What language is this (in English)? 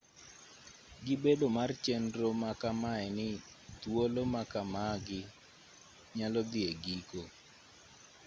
Luo (Kenya and Tanzania)